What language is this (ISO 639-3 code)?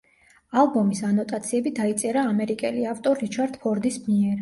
kat